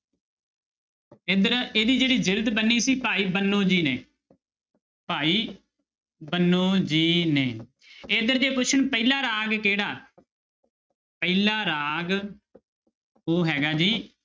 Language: Punjabi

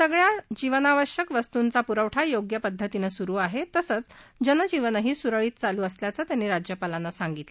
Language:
Marathi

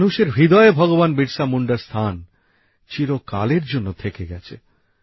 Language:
Bangla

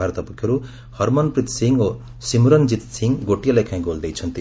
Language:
Odia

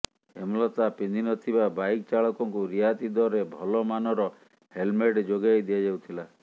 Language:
Odia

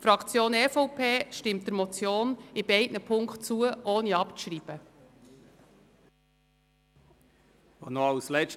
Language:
Swiss German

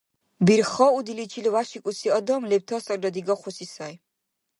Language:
Dargwa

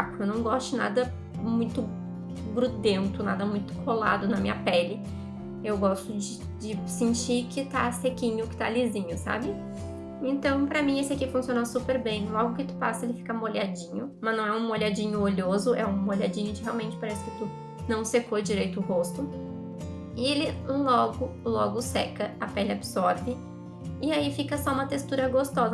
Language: Portuguese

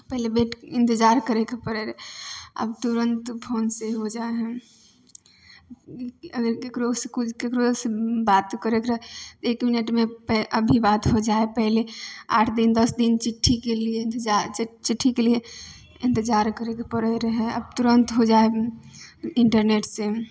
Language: Maithili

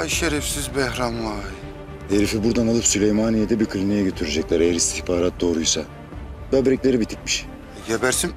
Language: Turkish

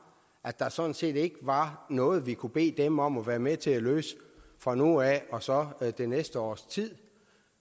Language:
Danish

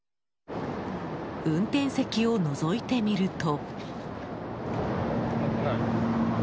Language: Japanese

